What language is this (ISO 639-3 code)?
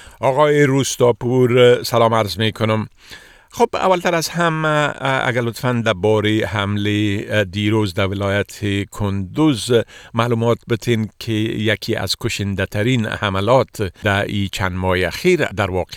fas